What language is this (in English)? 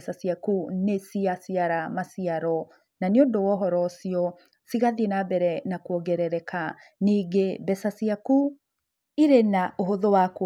Kikuyu